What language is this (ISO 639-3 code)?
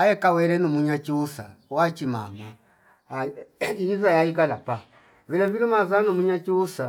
fip